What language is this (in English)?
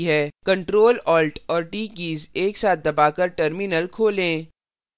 Hindi